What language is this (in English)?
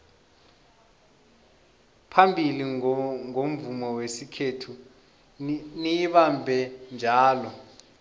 South Ndebele